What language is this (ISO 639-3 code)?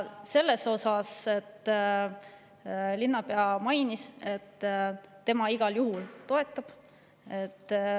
est